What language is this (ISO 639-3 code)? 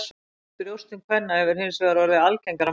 isl